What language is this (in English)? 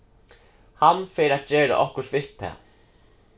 Faroese